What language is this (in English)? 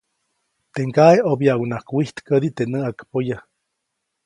Copainalá Zoque